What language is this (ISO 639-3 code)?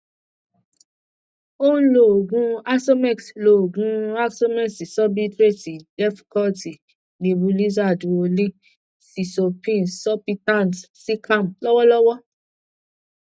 yor